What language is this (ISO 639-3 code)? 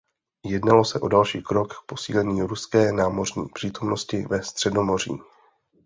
ces